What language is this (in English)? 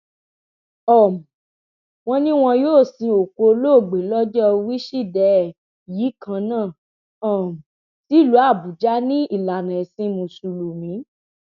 Yoruba